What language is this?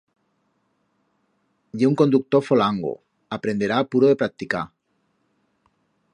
Aragonese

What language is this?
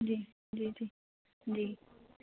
Hindi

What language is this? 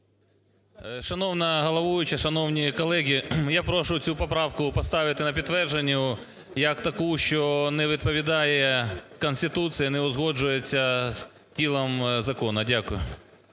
Ukrainian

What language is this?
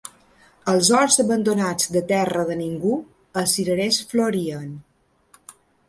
Catalan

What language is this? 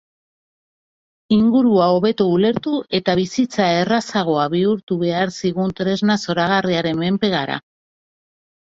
Basque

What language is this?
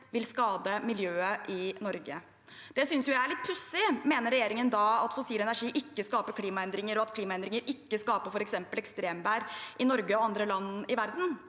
Norwegian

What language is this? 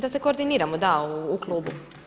Croatian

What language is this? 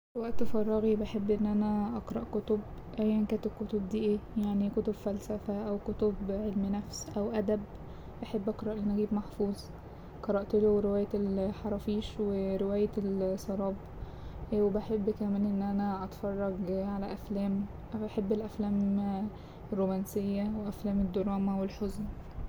Egyptian Arabic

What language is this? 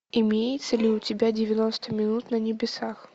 Russian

